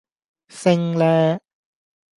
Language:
Cantonese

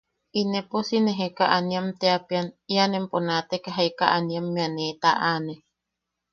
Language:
Yaqui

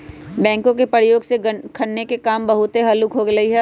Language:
Magahi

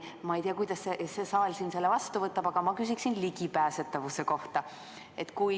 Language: Estonian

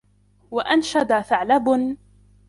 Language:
Arabic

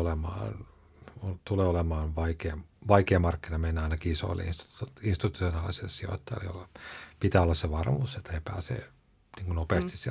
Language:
Finnish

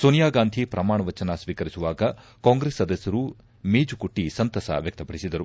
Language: Kannada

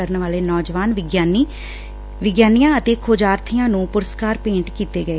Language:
Punjabi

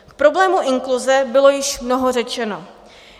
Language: Czech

